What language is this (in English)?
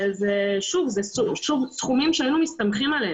Hebrew